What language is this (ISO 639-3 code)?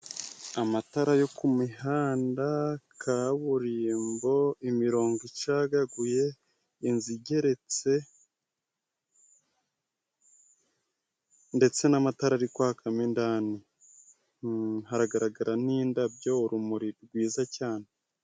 kin